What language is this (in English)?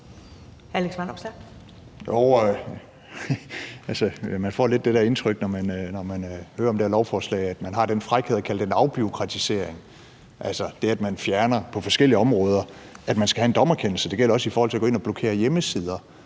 Danish